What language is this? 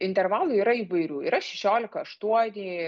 Lithuanian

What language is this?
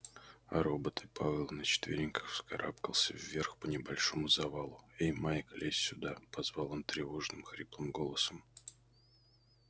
Russian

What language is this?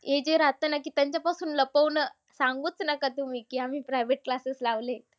Marathi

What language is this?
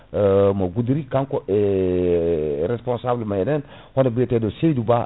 Fula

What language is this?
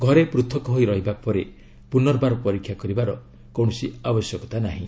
Odia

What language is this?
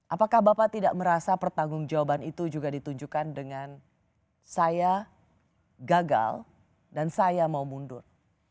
Indonesian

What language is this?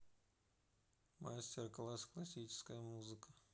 Russian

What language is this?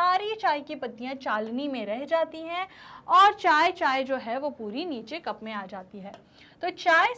Hindi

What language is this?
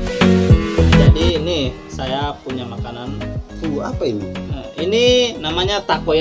Indonesian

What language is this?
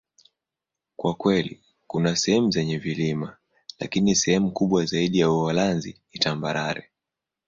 Swahili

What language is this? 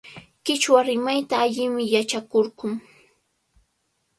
Cajatambo North Lima Quechua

